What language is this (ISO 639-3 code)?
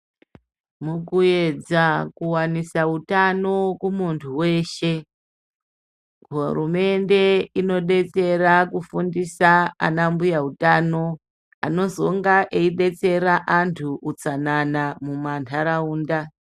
ndc